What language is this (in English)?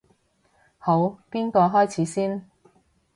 Cantonese